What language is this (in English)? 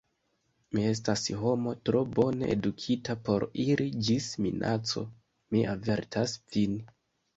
Esperanto